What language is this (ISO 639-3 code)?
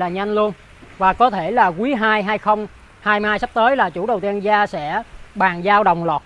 vie